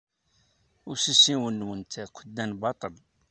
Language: Kabyle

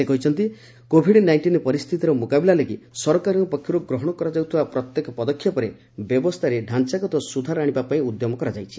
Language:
Odia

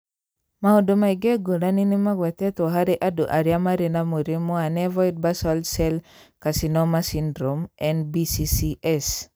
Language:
Kikuyu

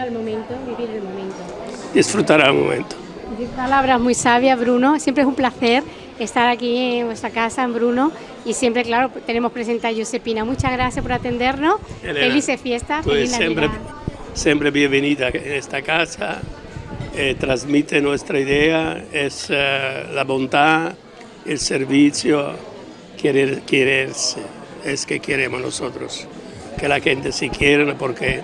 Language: Spanish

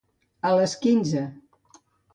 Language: Catalan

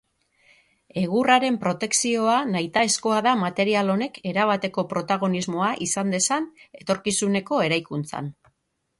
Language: Basque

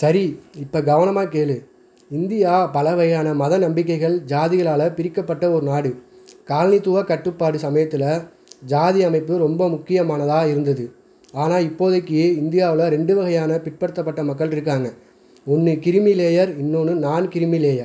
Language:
Tamil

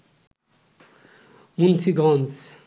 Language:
Bangla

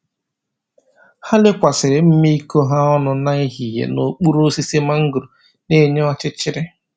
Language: Igbo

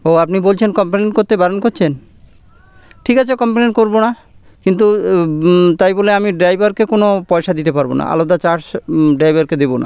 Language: Bangla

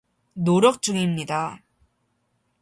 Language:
Korean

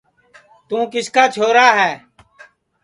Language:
Sansi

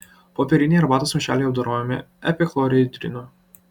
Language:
Lithuanian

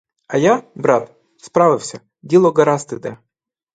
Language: Ukrainian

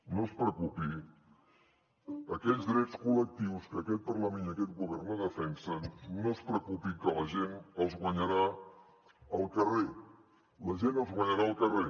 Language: Catalan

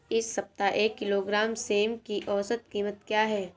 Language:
Hindi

